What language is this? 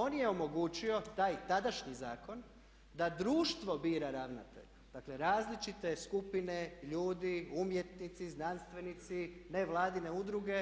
Croatian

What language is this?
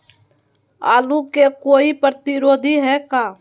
Magahi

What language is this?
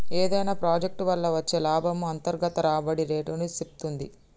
Telugu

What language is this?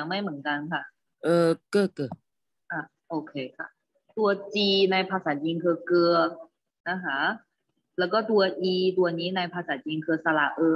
Thai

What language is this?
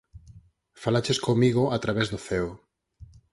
Galician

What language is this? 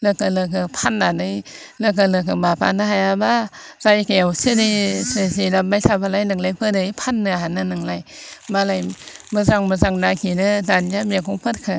Bodo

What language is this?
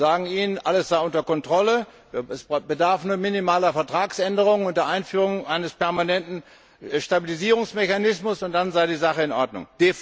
German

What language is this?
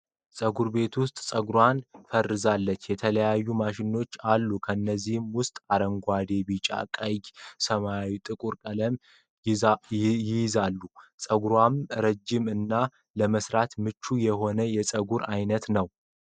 Amharic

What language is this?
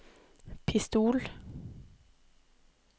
Norwegian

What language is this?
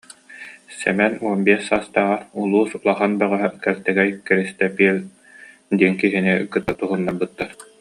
Yakut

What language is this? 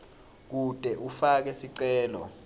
Swati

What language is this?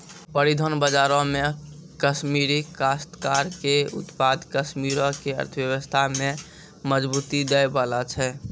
Maithili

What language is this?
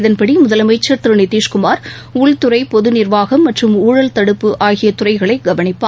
Tamil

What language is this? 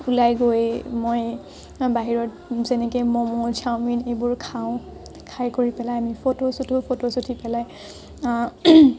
Assamese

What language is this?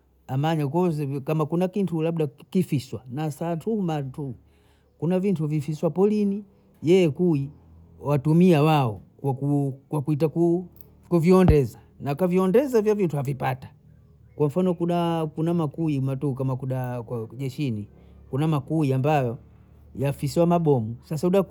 Bondei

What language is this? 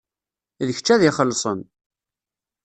Kabyle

